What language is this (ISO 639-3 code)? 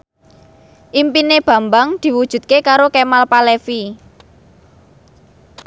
jav